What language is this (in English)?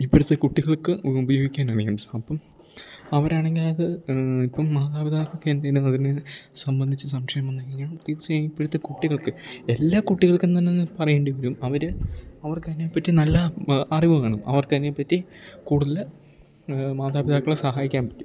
Malayalam